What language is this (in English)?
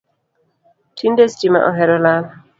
Luo (Kenya and Tanzania)